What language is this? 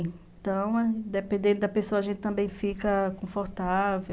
Portuguese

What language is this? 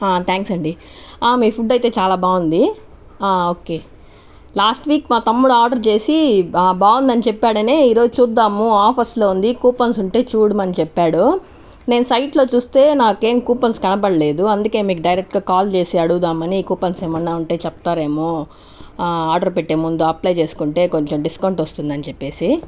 Telugu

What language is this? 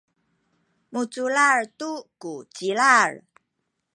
Sakizaya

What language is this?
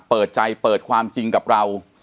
Thai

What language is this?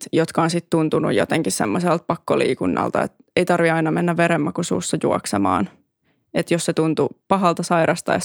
Finnish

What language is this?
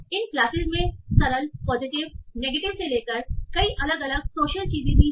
Hindi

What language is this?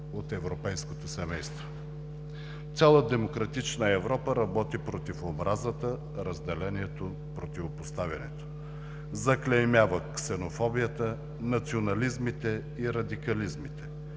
Bulgarian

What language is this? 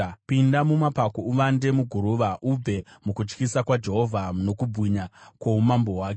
Shona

